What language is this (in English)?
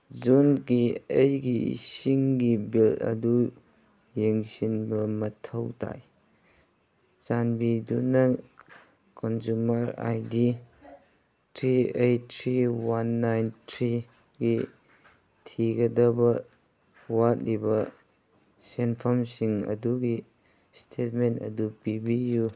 Manipuri